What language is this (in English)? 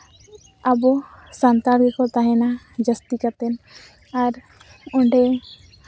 Santali